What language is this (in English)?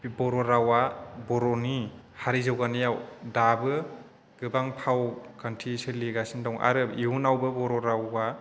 Bodo